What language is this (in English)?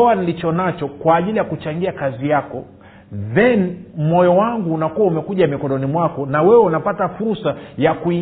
Swahili